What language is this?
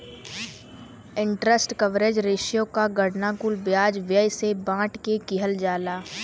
Bhojpuri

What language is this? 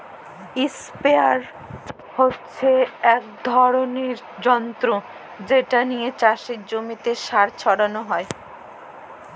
Bangla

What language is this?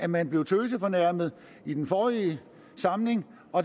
Danish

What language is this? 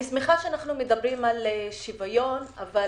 Hebrew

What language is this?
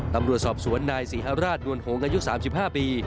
Thai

